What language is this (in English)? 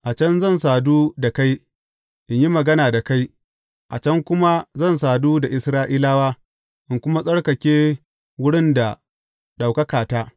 Hausa